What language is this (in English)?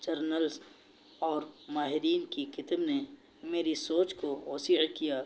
Urdu